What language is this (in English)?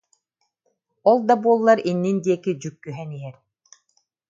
Yakut